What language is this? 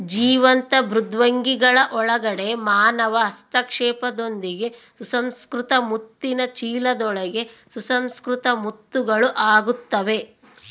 Kannada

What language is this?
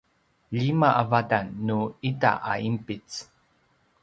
Paiwan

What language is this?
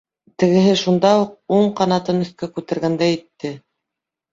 Bashkir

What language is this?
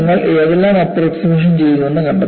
Malayalam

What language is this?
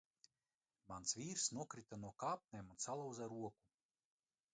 Latvian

